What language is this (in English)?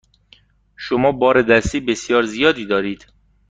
Persian